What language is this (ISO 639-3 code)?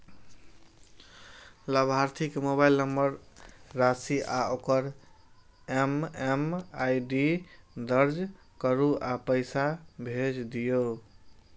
mai